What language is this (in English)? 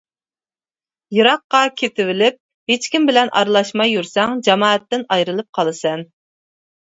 Uyghur